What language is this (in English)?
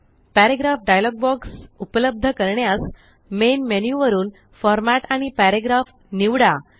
Marathi